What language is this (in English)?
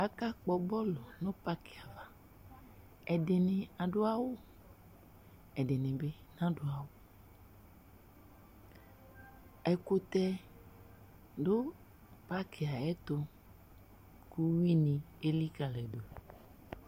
Ikposo